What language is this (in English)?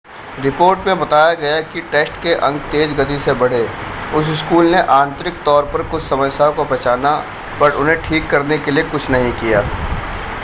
Hindi